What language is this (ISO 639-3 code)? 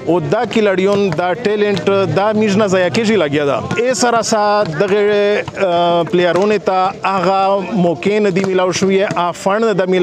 ron